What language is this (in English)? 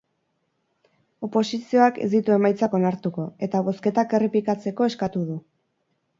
Basque